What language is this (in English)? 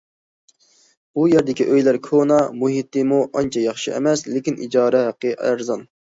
Uyghur